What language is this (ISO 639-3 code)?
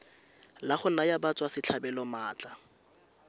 tsn